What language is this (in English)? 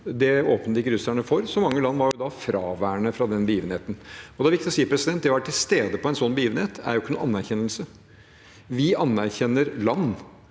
Norwegian